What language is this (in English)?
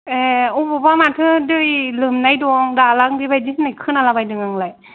Bodo